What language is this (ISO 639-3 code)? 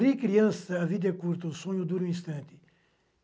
por